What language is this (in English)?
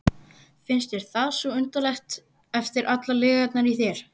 Icelandic